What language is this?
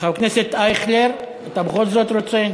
Hebrew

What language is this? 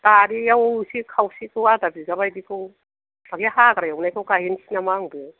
Bodo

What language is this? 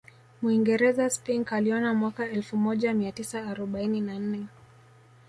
Swahili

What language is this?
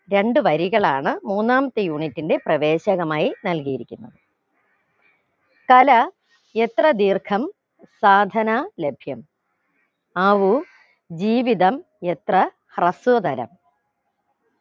Malayalam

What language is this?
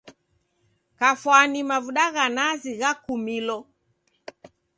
Taita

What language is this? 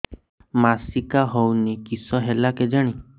Odia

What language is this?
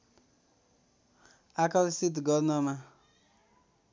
Nepali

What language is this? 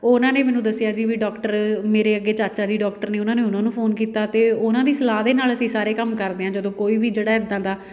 Punjabi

